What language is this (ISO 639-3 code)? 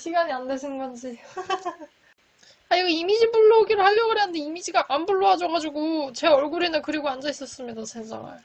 kor